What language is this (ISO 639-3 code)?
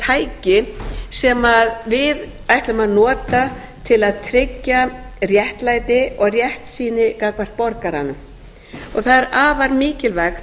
isl